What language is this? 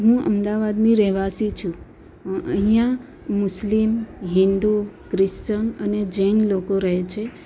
Gujarati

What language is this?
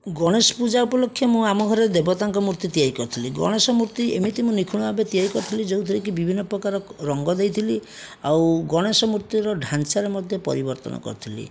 Odia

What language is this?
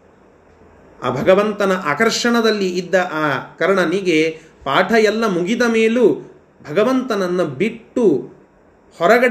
Kannada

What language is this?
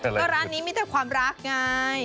Thai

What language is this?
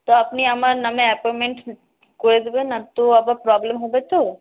Bangla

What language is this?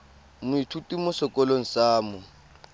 Tswana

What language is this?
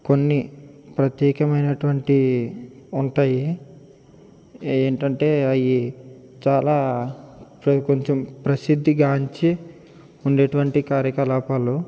Telugu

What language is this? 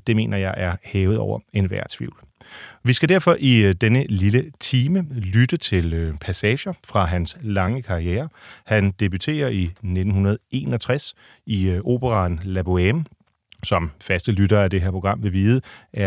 Danish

